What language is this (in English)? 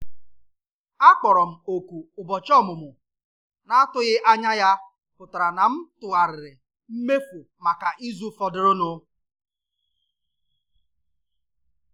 Igbo